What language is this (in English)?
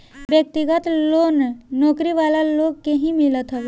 Bhojpuri